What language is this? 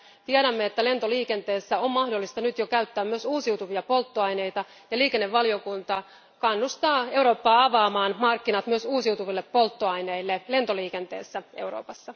Finnish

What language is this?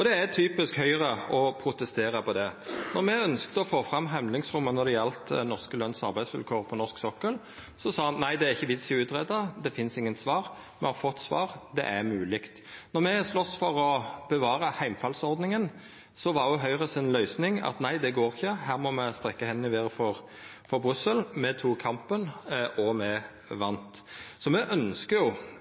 Norwegian Nynorsk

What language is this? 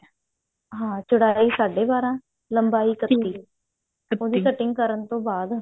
Punjabi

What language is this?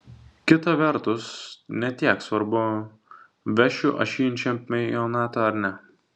Lithuanian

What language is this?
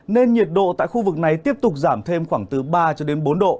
Vietnamese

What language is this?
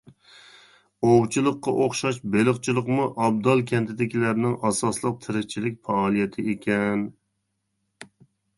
Uyghur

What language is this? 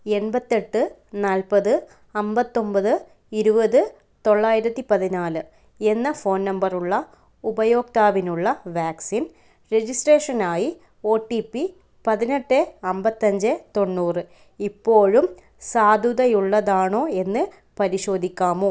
Malayalam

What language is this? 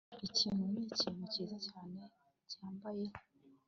Kinyarwanda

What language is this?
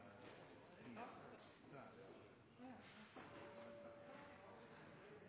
Norwegian Nynorsk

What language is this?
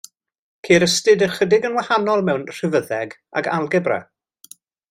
Welsh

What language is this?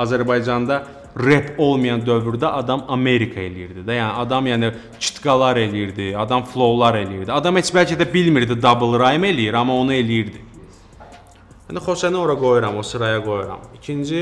Turkish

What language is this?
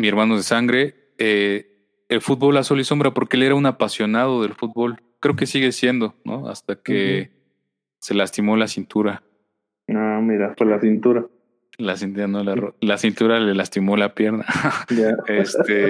Spanish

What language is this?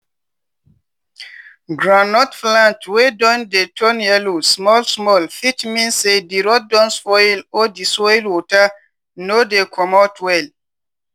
Nigerian Pidgin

